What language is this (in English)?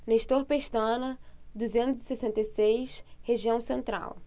Portuguese